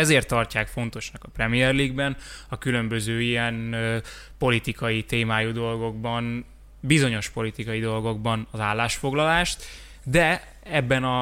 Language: Hungarian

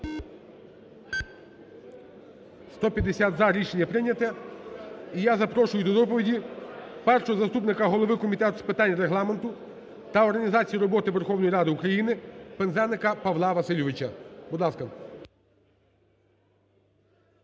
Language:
Ukrainian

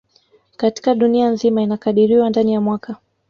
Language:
Swahili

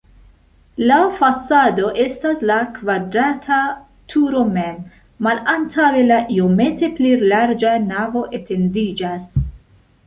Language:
Esperanto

